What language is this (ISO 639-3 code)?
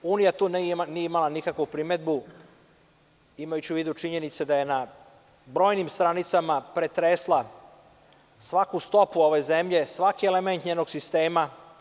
srp